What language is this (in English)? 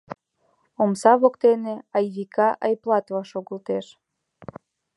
Mari